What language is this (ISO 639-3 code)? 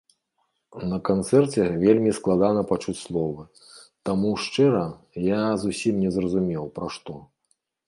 bel